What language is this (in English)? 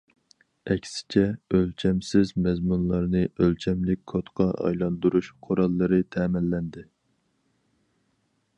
Uyghur